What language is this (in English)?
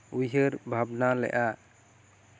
Santali